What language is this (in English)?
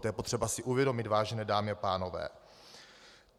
Czech